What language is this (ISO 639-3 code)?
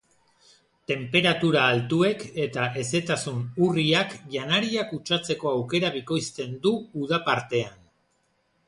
eus